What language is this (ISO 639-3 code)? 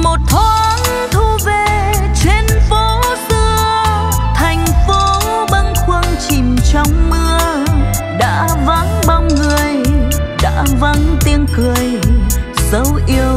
vie